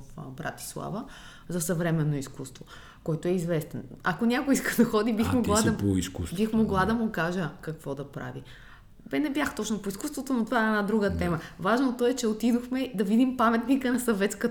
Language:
Bulgarian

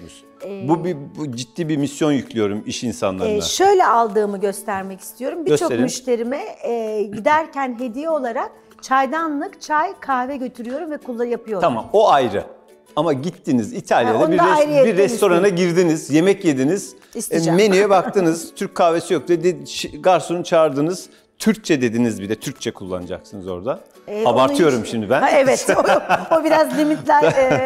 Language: Turkish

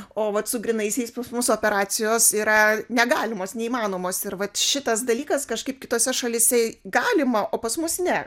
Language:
Lithuanian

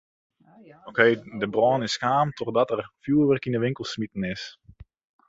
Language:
Western Frisian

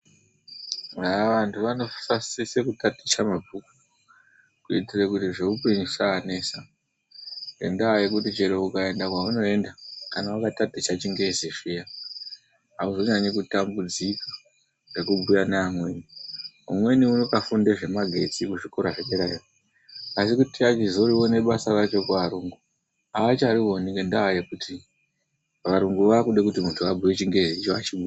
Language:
Ndau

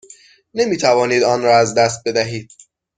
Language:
Persian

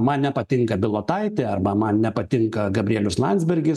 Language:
Lithuanian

